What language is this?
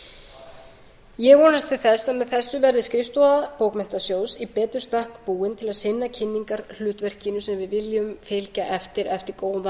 Icelandic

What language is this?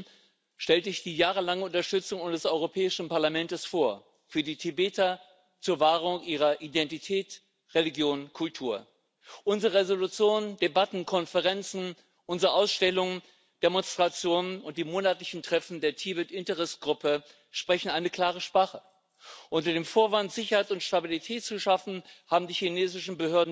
German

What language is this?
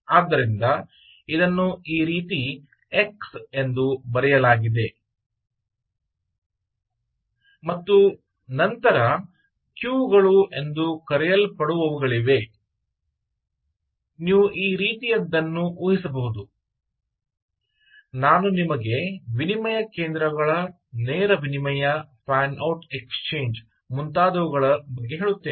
Kannada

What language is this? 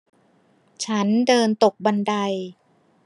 Thai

